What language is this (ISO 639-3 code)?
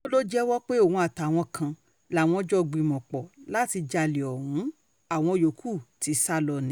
yor